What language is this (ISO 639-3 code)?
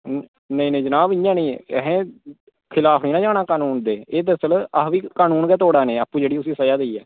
doi